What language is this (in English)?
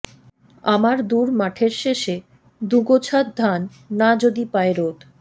Bangla